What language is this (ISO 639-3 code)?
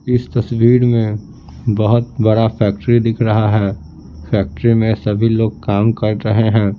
hin